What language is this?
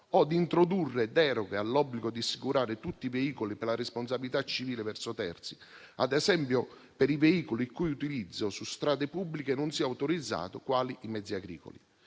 Italian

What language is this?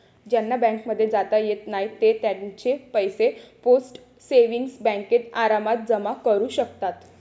Marathi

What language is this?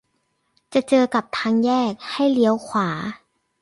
Thai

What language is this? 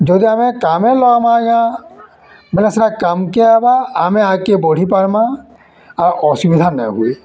Odia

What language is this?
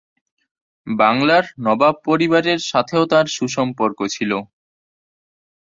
Bangla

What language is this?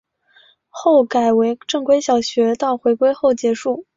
Chinese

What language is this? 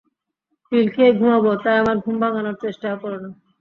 Bangla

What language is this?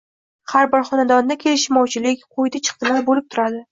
Uzbek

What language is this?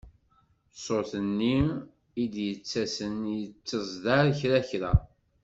Kabyle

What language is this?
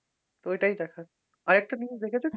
Bangla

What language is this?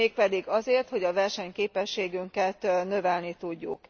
Hungarian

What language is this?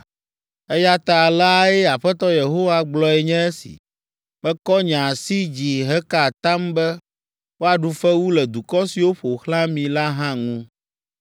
Ewe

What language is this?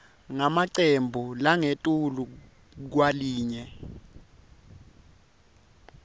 Swati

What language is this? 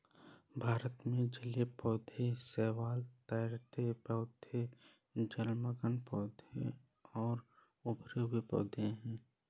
Hindi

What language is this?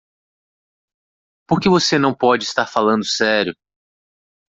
Portuguese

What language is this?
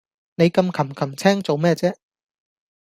Cantonese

